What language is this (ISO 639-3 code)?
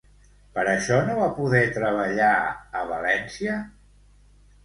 cat